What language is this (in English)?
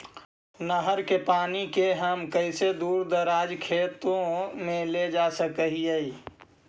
Magahi